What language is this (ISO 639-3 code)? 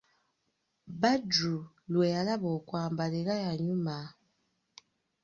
lug